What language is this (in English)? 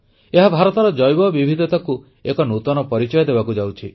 Odia